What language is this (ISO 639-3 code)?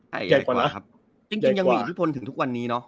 tha